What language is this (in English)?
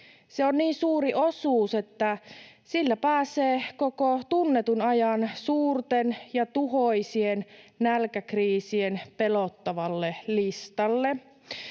Finnish